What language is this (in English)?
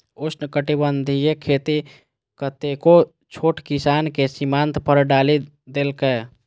Maithili